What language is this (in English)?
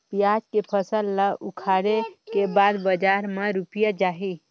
Chhattisgarhi